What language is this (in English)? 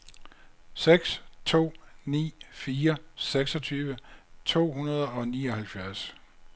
Danish